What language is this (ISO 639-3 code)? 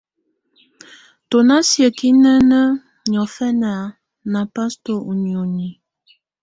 tvu